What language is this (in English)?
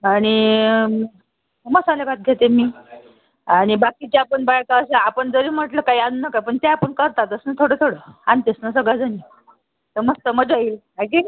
Marathi